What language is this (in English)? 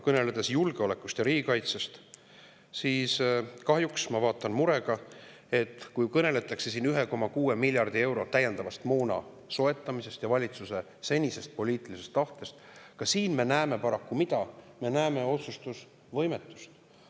Estonian